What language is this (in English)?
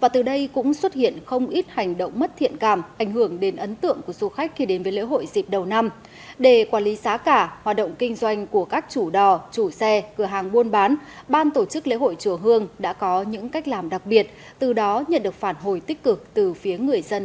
Vietnamese